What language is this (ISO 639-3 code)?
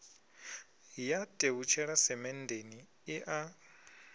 ven